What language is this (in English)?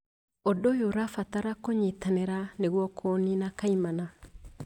Kikuyu